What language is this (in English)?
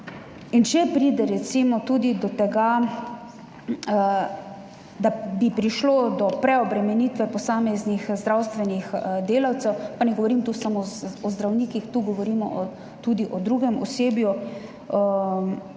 Slovenian